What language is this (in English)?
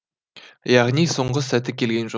Kazakh